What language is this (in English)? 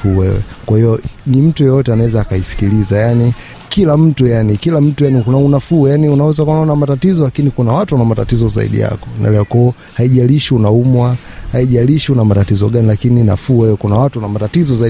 Swahili